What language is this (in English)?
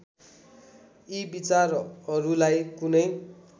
Nepali